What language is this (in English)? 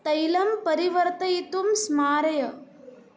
Sanskrit